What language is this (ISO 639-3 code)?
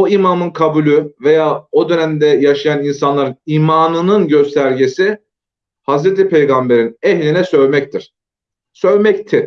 tur